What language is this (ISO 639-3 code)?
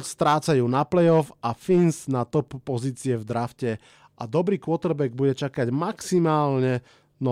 slk